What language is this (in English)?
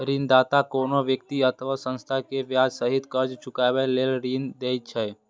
Maithili